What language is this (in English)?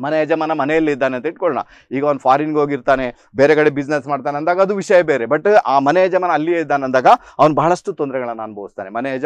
Indonesian